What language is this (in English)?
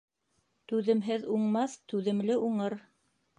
Bashkir